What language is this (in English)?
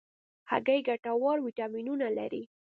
Pashto